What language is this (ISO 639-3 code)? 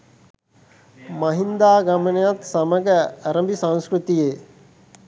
sin